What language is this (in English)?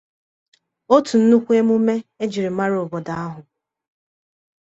Igbo